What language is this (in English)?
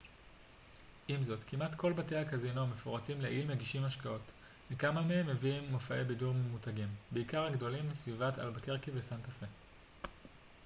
Hebrew